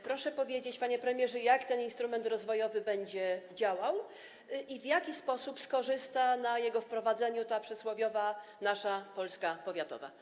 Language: Polish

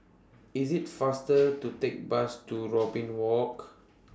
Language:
English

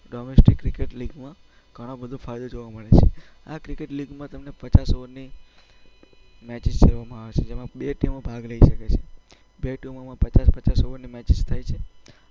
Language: Gujarati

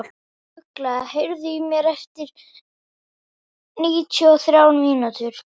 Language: Icelandic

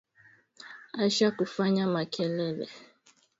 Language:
Swahili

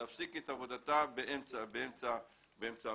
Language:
Hebrew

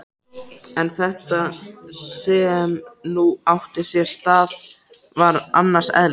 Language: Icelandic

